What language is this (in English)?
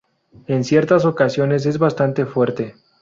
Spanish